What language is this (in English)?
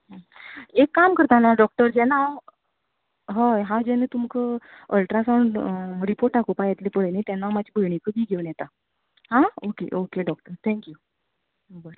Konkani